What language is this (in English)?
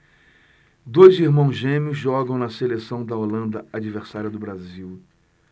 Portuguese